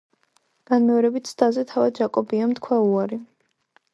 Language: Georgian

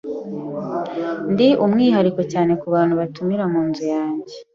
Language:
Kinyarwanda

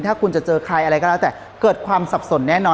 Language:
Thai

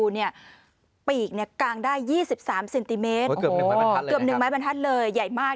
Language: Thai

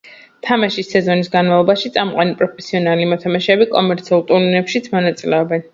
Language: Georgian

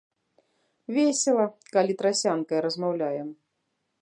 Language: Belarusian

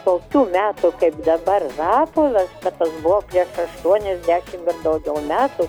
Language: Lithuanian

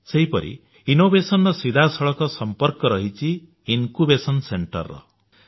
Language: Odia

